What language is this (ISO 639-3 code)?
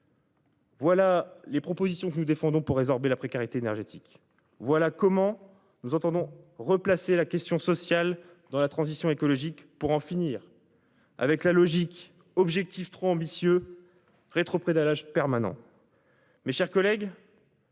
fra